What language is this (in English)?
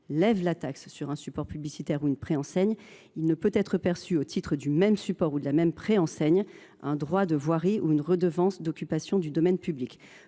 French